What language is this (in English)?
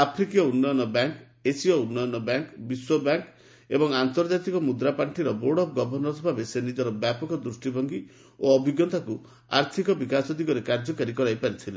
Odia